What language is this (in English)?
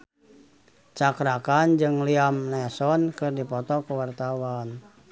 Sundanese